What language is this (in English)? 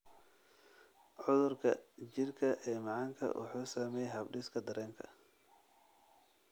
Somali